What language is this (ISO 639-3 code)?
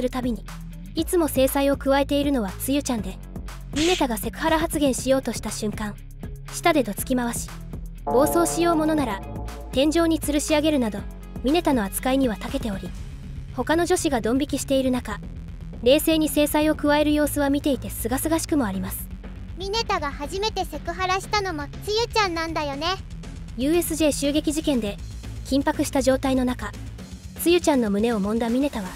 jpn